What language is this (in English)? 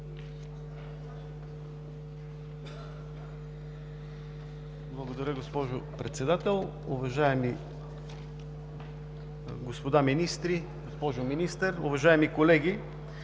Bulgarian